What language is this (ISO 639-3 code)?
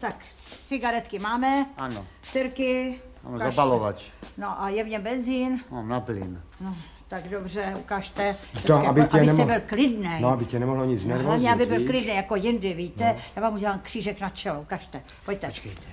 ces